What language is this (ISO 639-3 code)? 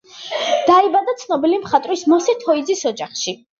kat